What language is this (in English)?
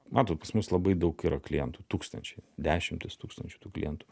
Lithuanian